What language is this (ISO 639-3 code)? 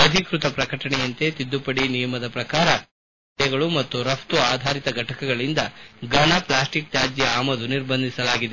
kan